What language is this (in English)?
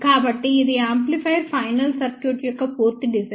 Telugu